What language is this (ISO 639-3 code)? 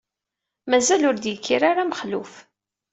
kab